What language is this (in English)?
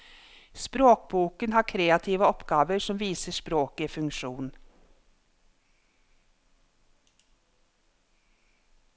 Norwegian